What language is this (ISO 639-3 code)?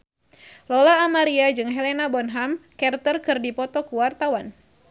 sun